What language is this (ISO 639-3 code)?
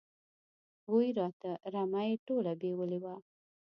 pus